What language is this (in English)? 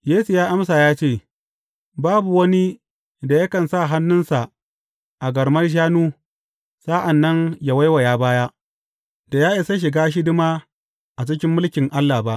Hausa